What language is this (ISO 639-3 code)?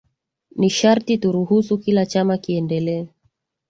swa